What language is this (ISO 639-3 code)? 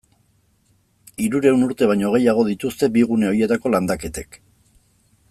eus